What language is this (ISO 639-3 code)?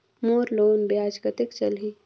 hne